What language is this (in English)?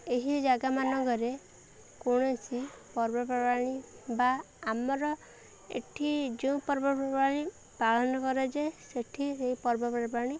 Odia